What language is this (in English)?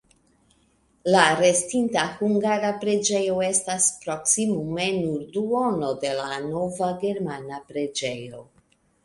Esperanto